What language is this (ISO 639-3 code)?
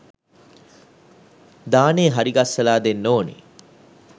sin